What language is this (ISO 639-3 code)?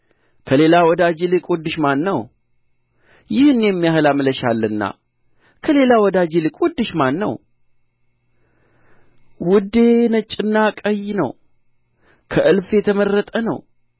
amh